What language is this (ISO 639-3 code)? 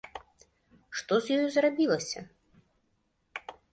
bel